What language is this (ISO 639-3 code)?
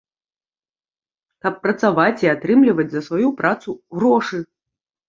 bel